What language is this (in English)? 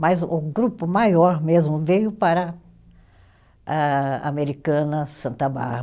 Portuguese